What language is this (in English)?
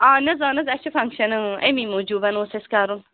Kashmiri